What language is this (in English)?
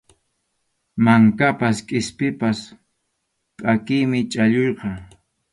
Arequipa-La Unión Quechua